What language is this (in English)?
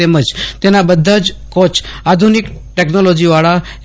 Gujarati